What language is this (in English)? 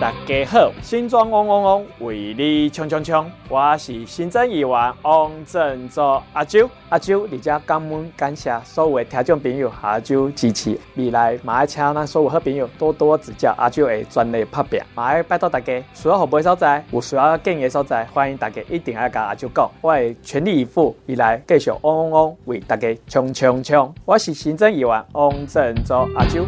Chinese